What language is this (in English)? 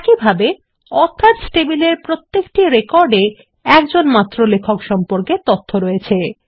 Bangla